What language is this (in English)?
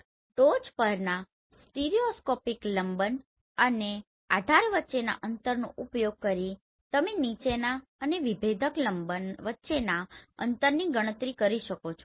Gujarati